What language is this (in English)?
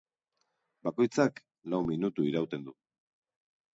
Basque